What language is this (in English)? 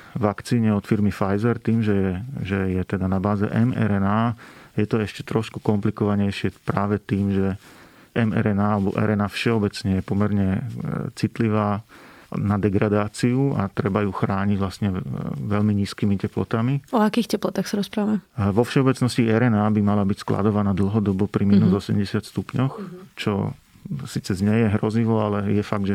Slovak